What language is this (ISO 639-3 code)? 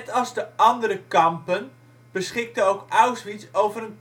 nld